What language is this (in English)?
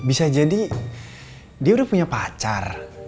Indonesian